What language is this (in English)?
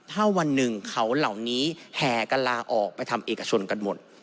Thai